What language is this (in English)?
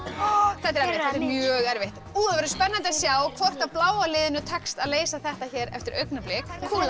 Icelandic